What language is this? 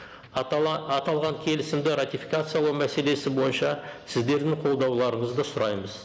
Kazakh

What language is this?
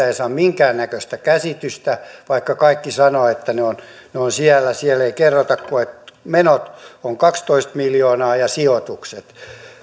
Finnish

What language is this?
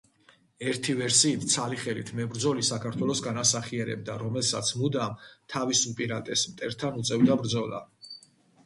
Georgian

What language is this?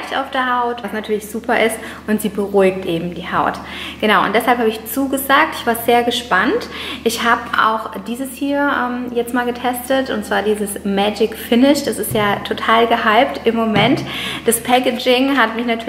German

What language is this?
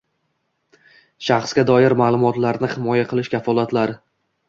Uzbek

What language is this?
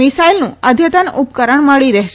Gujarati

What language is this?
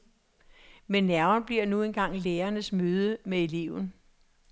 Danish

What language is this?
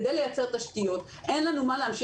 Hebrew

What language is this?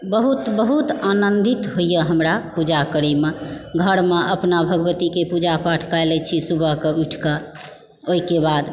Maithili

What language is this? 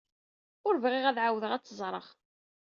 Kabyle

